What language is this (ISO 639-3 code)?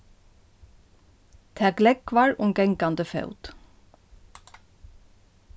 fao